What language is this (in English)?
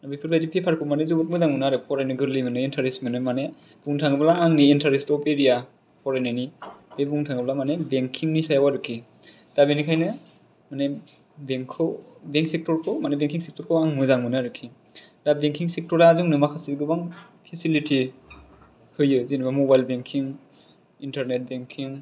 Bodo